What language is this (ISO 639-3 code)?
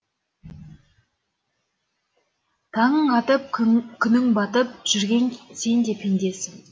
kaz